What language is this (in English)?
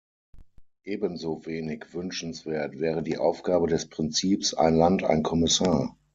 German